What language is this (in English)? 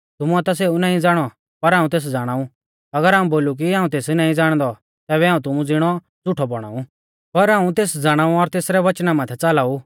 Mahasu Pahari